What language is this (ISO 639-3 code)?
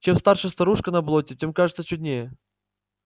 rus